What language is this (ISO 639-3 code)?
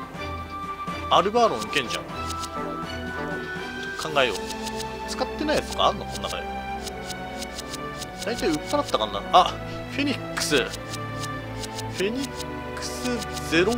jpn